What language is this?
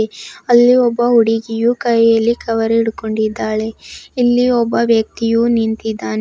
Kannada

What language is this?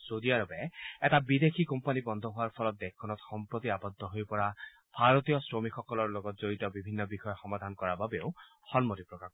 Assamese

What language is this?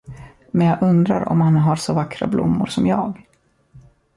Swedish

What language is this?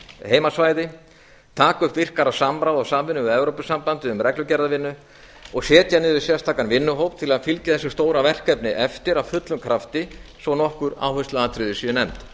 Icelandic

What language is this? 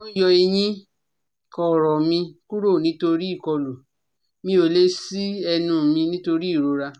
Yoruba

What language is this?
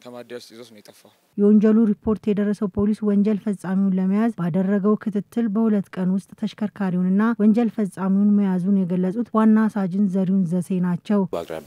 Arabic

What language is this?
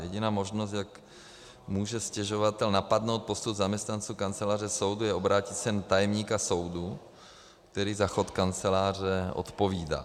Czech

